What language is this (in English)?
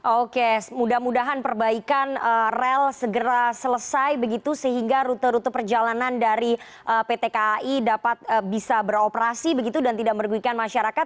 Indonesian